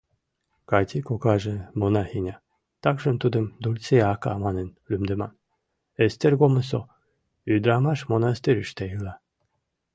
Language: Mari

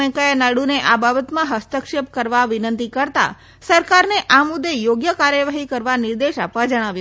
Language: Gujarati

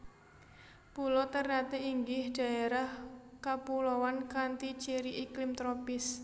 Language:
Javanese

